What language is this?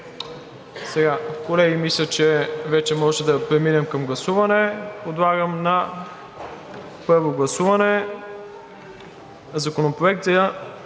Bulgarian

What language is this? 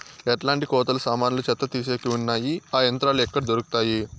Telugu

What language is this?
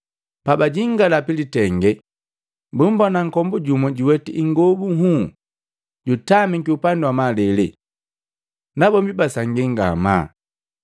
Matengo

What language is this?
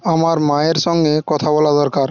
Bangla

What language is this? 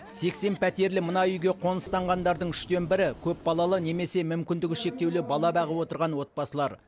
Kazakh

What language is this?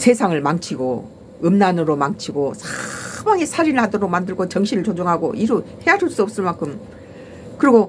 Korean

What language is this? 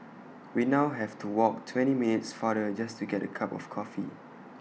English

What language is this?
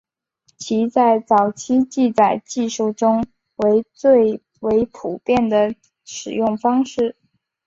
Chinese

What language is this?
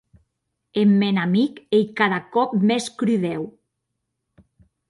Occitan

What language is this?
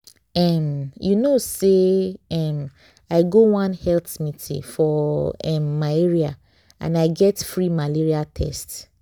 Nigerian Pidgin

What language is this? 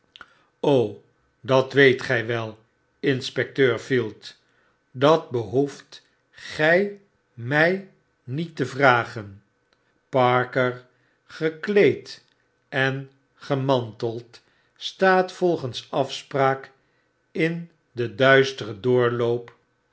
Dutch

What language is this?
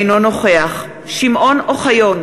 Hebrew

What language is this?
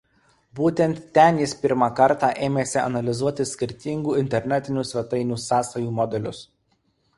Lithuanian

